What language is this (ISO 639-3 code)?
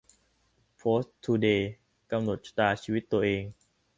tha